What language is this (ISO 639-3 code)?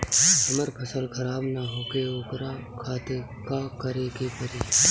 bho